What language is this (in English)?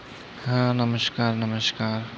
Marathi